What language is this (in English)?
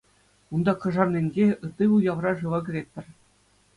Chuvash